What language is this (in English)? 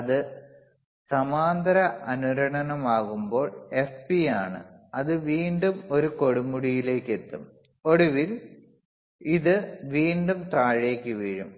Malayalam